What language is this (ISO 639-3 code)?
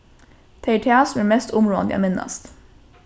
fao